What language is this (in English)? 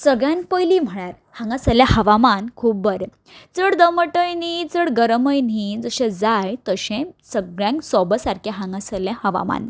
Konkani